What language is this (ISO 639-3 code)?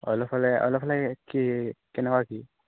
asm